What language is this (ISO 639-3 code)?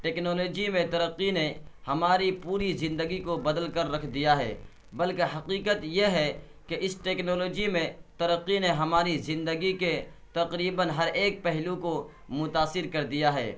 urd